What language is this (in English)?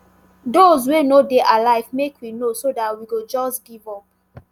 Nigerian Pidgin